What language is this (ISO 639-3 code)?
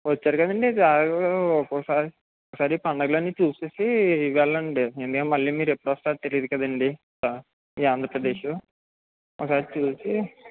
tel